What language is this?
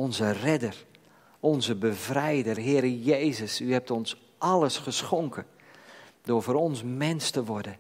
Dutch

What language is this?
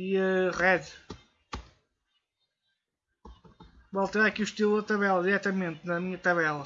Portuguese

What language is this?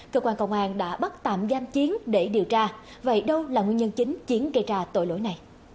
Vietnamese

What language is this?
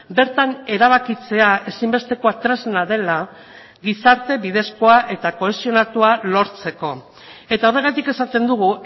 Basque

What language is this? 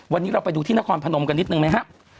Thai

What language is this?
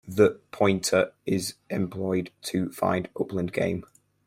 English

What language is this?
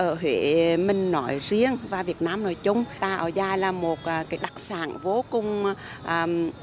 Vietnamese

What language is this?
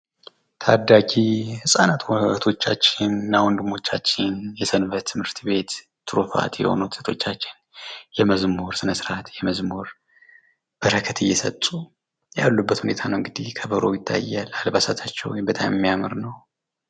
Amharic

